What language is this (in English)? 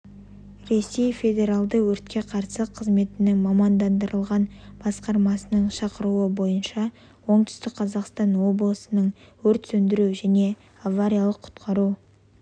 Kazakh